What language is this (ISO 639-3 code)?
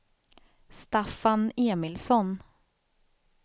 swe